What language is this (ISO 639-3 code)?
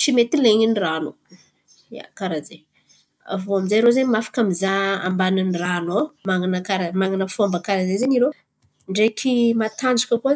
xmv